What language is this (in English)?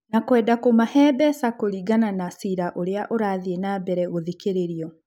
Kikuyu